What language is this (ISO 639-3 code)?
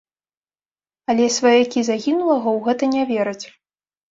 bel